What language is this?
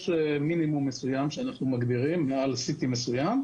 Hebrew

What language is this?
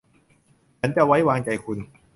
Thai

